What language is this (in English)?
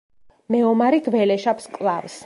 Georgian